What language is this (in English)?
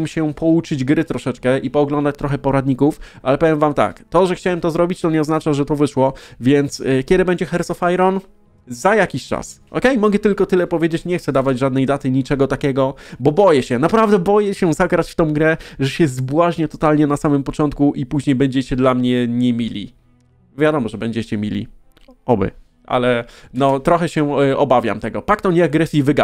Polish